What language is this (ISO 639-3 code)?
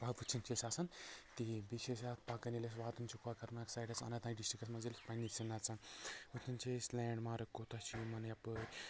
kas